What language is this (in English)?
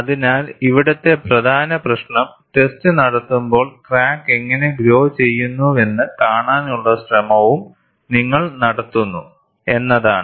Malayalam